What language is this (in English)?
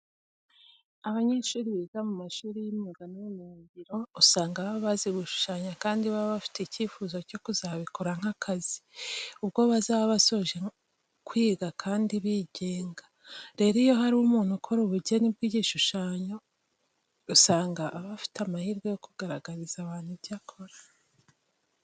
Kinyarwanda